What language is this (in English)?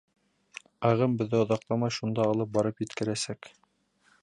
Bashkir